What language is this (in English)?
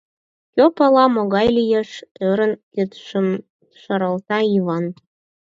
Mari